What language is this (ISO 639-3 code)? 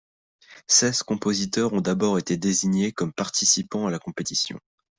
fra